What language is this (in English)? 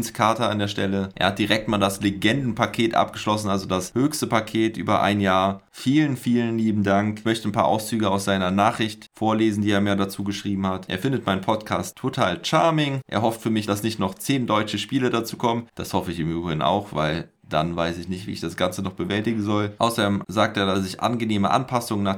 German